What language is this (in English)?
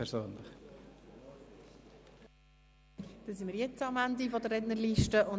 Swiss German